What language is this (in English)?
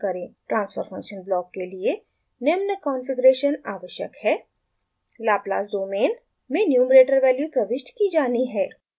Hindi